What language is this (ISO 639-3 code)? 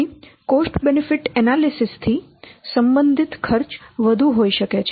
guj